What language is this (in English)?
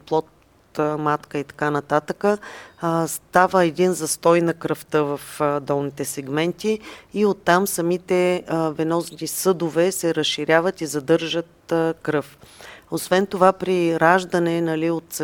Bulgarian